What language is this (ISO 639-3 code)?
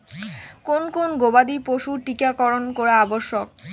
ben